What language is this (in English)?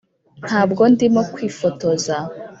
Kinyarwanda